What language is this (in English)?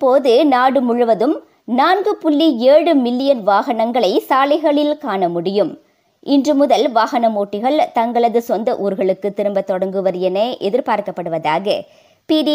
Tamil